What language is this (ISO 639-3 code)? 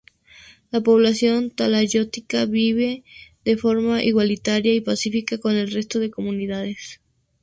spa